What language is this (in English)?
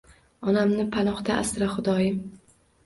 Uzbek